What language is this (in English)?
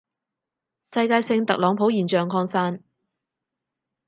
Cantonese